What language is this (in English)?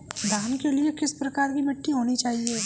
Hindi